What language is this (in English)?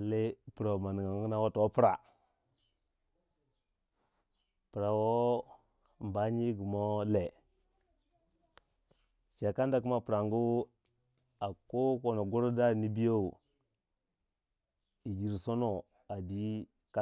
Waja